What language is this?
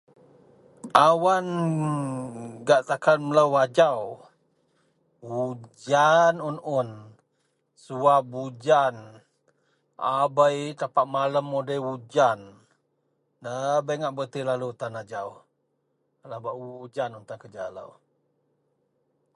Central Melanau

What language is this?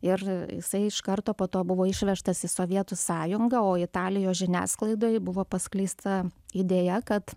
Lithuanian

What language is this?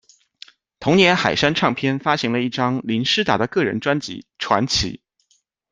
Chinese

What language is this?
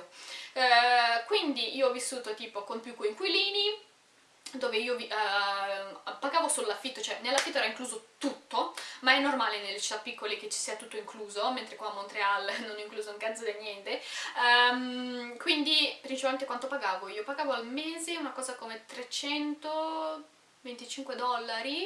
Italian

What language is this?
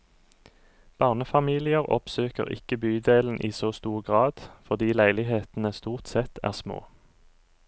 Norwegian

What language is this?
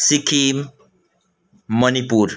Nepali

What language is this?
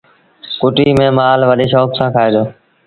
Sindhi Bhil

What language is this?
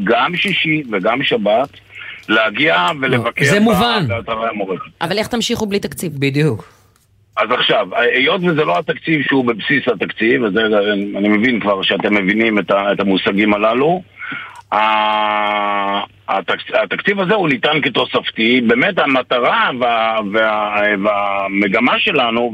Hebrew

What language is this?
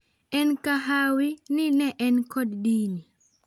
Luo (Kenya and Tanzania)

